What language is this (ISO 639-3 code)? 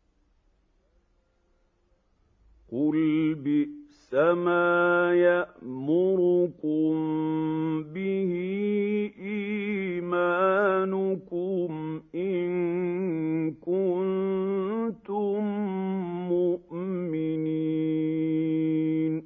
ara